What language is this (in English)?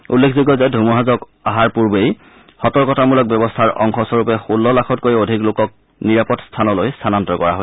Assamese